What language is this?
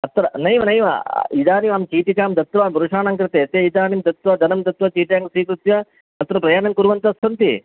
Sanskrit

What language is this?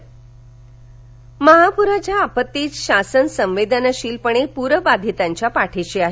Marathi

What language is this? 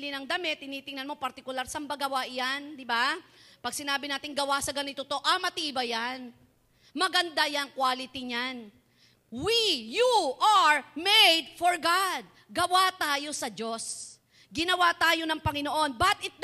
Filipino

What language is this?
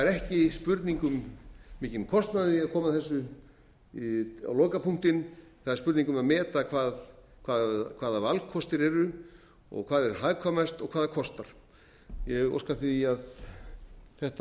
Icelandic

